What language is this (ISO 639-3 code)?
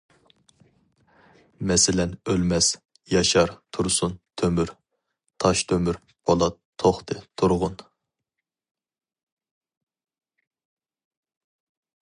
uig